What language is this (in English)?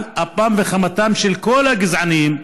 Hebrew